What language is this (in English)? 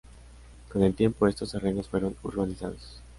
Spanish